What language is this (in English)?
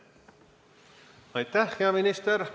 Estonian